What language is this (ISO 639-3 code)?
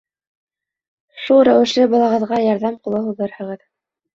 bak